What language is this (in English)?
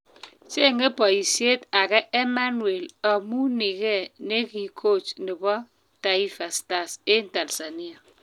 Kalenjin